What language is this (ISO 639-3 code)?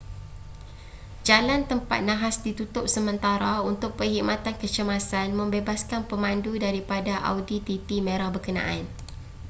msa